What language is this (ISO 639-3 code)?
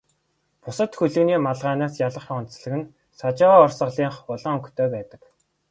mon